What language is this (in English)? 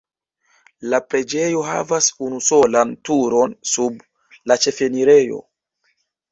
Esperanto